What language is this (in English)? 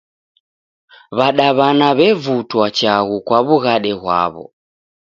Taita